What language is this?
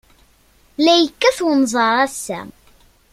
Kabyle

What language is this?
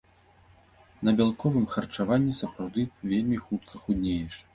Belarusian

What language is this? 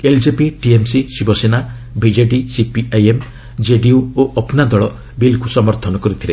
Odia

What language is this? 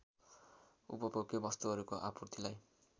Nepali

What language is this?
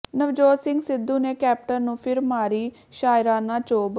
Punjabi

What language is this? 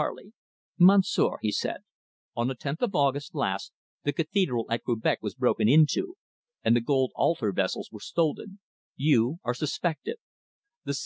English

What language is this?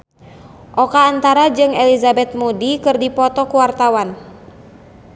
Sundanese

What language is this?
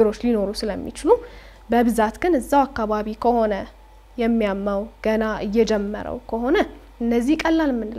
Arabic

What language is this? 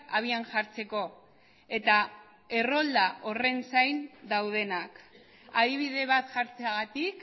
Basque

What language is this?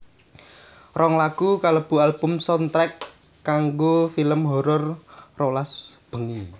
Javanese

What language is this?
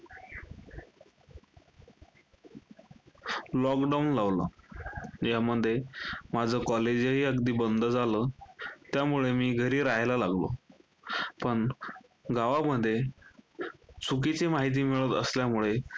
Marathi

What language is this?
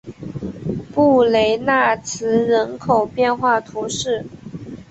Chinese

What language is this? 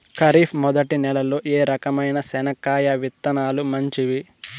Telugu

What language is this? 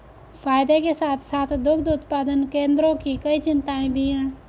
Hindi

